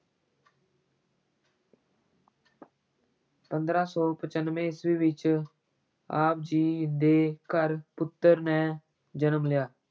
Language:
Punjabi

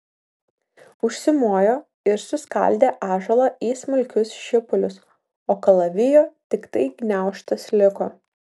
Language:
Lithuanian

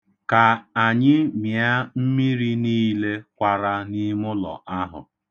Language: Igbo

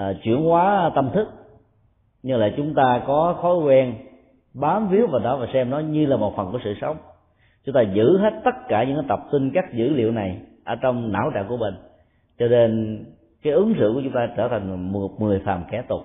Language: Vietnamese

